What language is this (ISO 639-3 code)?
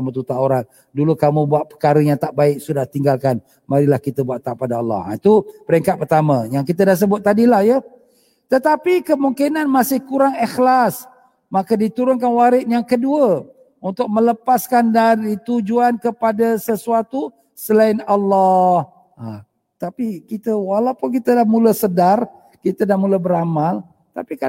msa